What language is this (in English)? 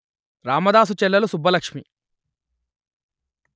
Telugu